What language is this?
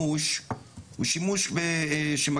Hebrew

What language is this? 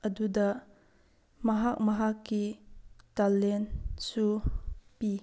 Manipuri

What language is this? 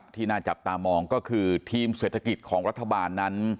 Thai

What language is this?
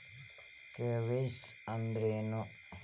Kannada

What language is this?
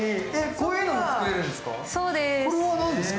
Japanese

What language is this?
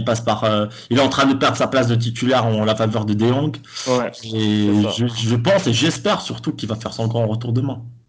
French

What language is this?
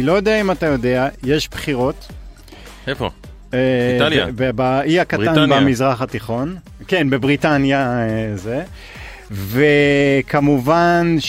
Hebrew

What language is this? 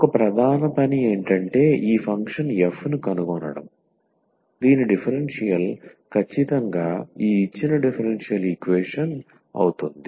Telugu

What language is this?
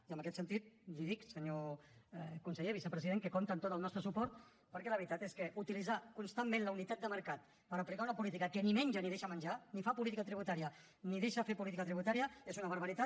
Catalan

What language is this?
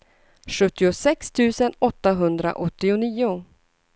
Swedish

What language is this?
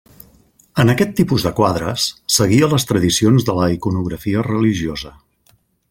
Catalan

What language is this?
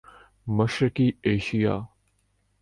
Urdu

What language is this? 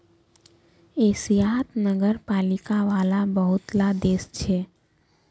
Magahi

